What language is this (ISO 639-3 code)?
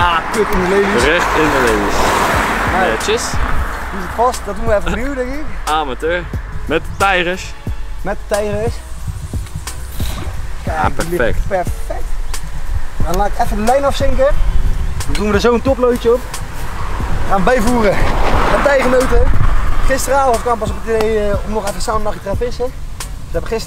nld